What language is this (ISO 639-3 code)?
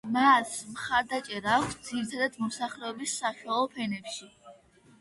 kat